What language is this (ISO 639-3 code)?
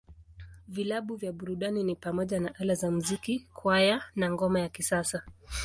swa